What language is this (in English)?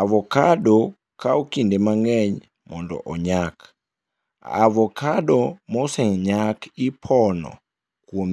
Luo (Kenya and Tanzania)